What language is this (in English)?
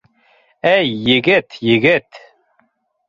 Bashkir